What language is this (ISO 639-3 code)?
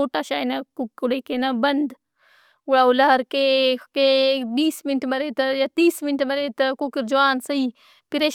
brh